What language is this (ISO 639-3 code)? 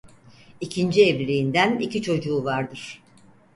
tur